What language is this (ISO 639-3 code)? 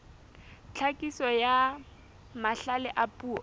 sot